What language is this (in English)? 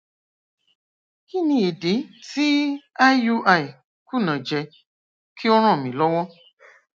Yoruba